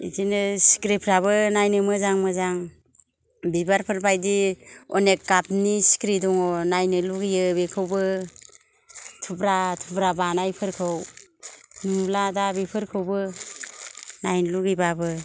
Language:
Bodo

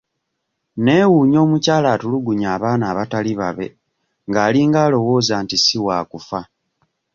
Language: Ganda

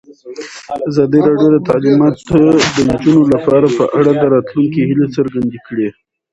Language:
Pashto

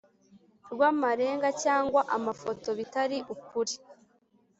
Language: Kinyarwanda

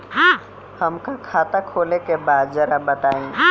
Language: Bhojpuri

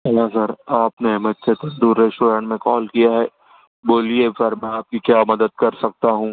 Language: Urdu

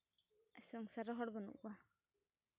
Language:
Santali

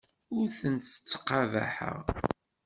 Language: Kabyle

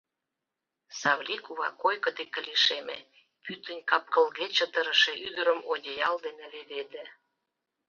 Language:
Mari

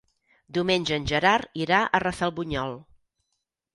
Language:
Catalan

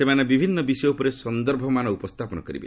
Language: Odia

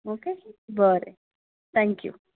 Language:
Konkani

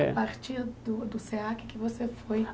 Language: Portuguese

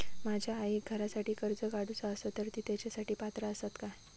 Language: Marathi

